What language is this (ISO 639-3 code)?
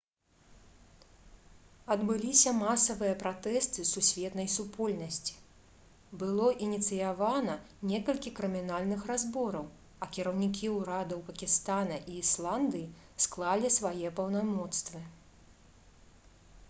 bel